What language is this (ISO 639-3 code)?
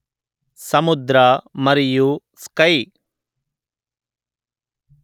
tel